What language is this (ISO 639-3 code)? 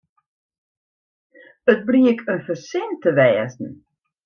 fry